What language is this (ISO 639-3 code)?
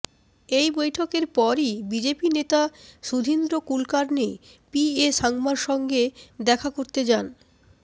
ben